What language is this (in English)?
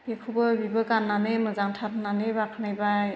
Bodo